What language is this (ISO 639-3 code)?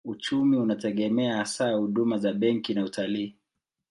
swa